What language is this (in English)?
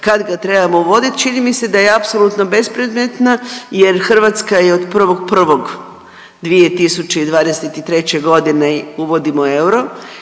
Croatian